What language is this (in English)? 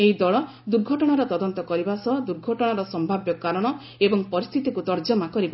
Odia